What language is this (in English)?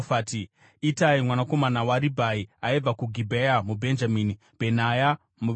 Shona